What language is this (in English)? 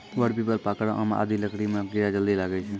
Maithili